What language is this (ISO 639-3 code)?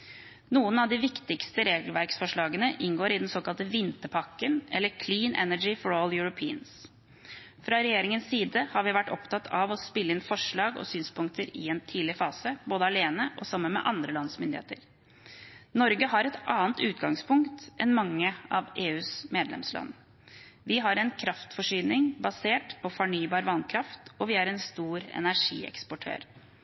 nob